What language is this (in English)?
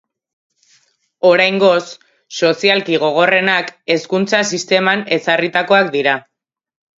Basque